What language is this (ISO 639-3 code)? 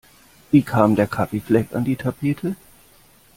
deu